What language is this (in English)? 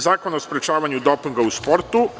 Serbian